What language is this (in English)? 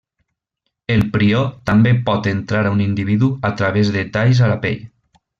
Catalan